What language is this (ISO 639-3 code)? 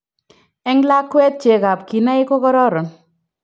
kln